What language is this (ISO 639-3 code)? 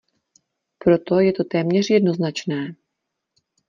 ces